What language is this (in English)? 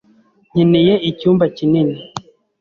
Kinyarwanda